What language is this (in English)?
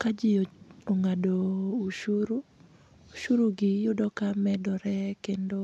Luo (Kenya and Tanzania)